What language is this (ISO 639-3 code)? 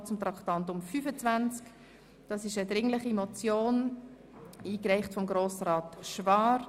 gsw